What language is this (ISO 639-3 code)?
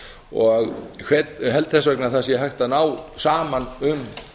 isl